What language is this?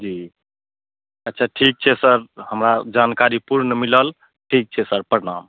Maithili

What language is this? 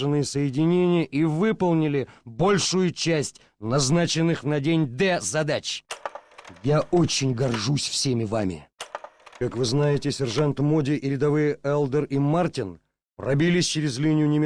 Russian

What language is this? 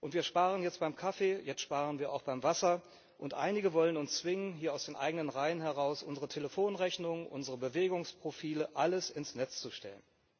German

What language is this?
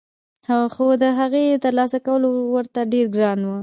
Pashto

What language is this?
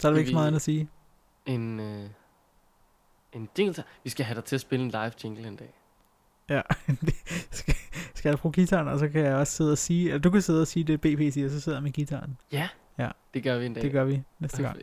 Danish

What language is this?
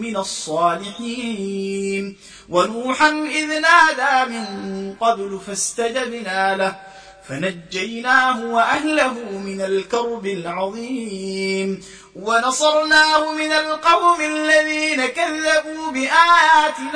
Arabic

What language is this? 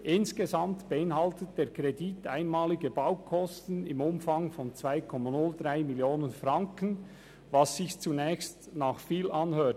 Swiss German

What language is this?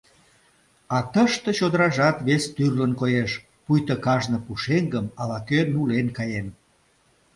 Mari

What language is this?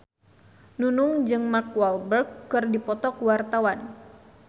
Sundanese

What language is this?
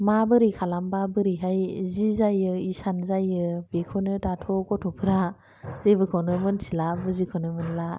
Bodo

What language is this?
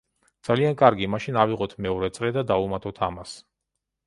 Georgian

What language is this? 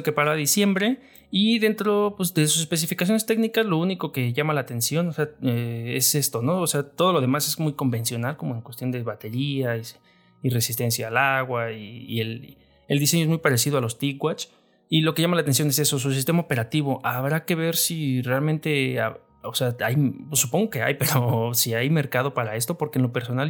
Spanish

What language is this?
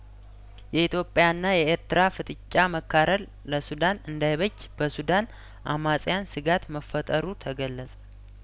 Amharic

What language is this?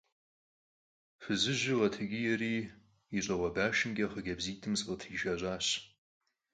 Kabardian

